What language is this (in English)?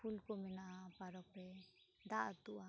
Santali